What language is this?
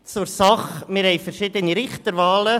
Swiss German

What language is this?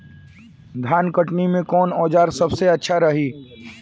Bhojpuri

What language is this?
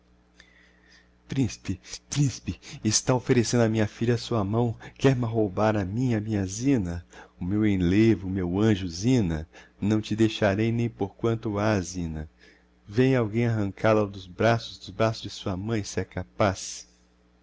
Portuguese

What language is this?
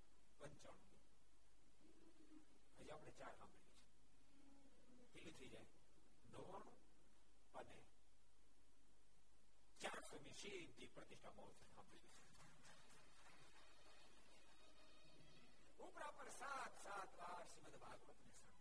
Gujarati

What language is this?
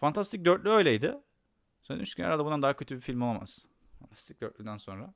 Turkish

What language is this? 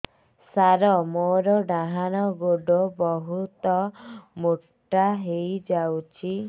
Odia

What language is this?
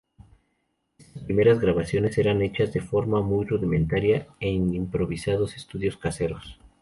Spanish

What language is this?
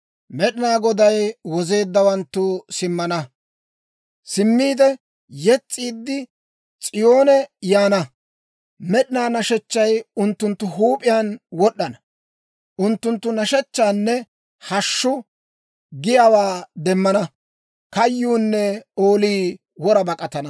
Dawro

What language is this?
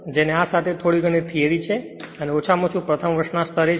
Gujarati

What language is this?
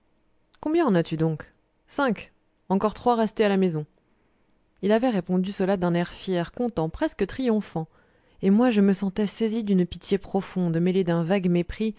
French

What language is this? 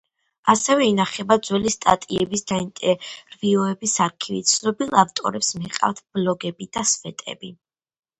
Georgian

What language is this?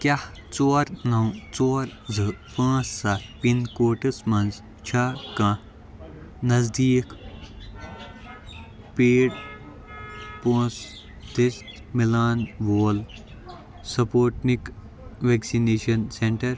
Kashmiri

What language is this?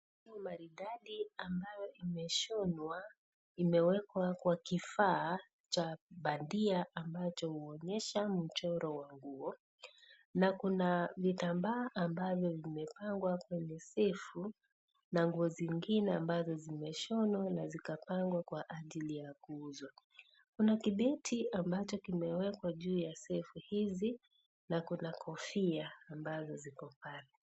Swahili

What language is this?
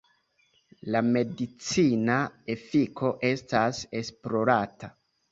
Esperanto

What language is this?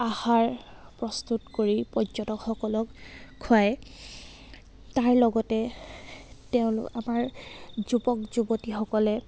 Assamese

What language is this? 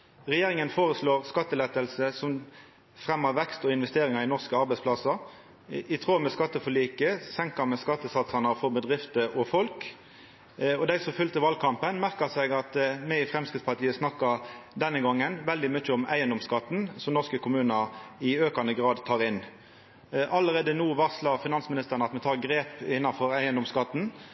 Norwegian Nynorsk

